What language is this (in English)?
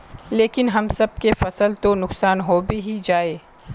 Magahi